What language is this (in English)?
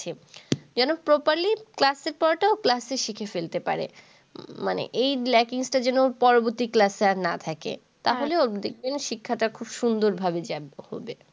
Bangla